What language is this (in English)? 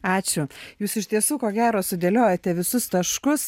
Lithuanian